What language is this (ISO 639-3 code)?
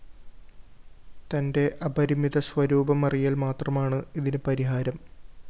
mal